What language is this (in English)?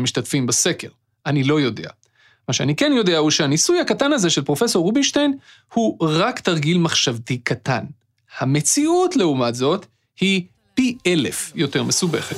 Hebrew